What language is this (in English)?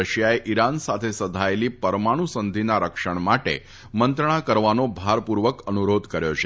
Gujarati